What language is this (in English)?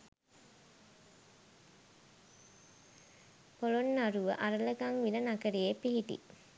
Sinhala